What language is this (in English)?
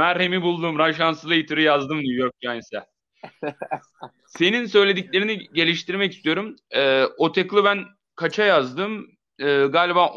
Turkish